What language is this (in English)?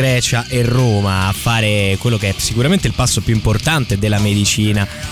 Italian